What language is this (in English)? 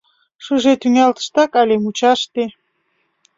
Mari